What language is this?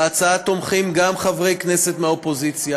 Hebrew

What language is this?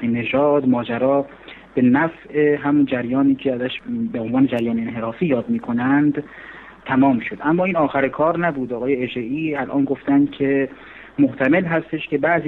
Persian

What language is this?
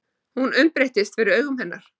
Icelandic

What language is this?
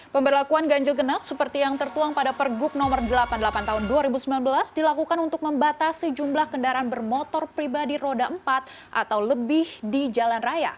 Indonesian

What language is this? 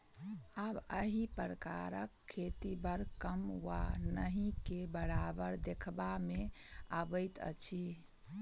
Maithili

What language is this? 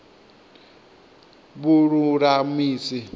Venda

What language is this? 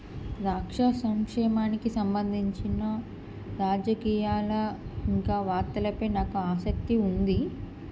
Telugu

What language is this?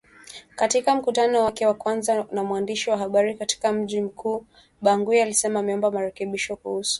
Swahili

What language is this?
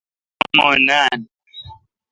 Kalkoti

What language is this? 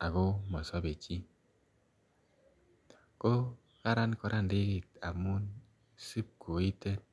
Kalenjin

